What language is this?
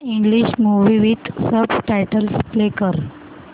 Marathi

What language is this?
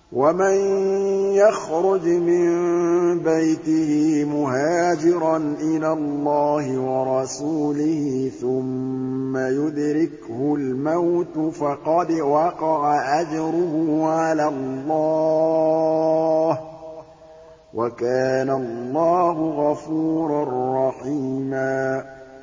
Arabic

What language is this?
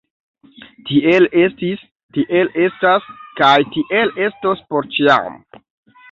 Esperanto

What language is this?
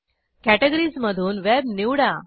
Marathi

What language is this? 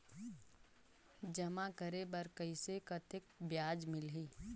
Chhattisgarhi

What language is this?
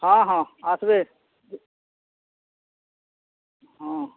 Odia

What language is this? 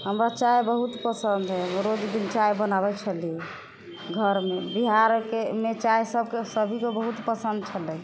Maithili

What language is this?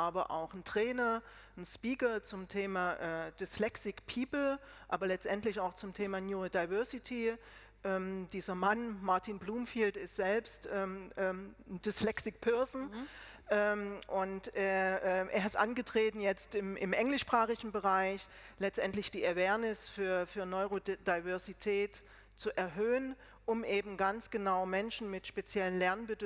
German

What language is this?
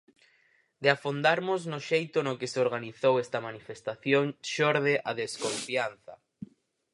Galician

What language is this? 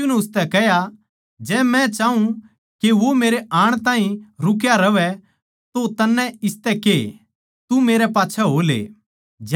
Haryanvi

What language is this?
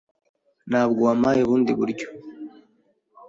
Kinyarwanda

